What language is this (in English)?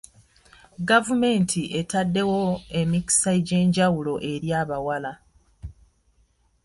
Ganda